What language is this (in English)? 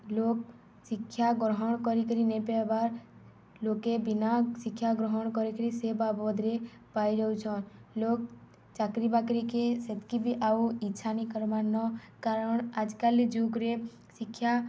Odia